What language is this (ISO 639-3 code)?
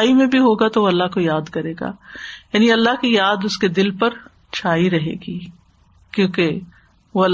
urd